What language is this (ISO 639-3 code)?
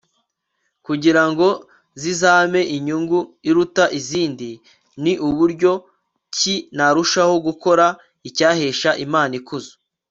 kin